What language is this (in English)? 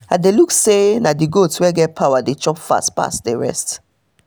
Nigerian Pidgin